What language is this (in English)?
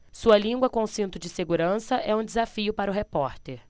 Portuguese